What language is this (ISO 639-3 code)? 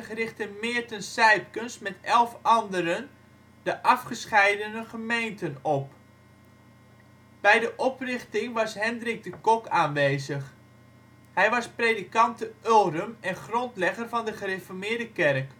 nld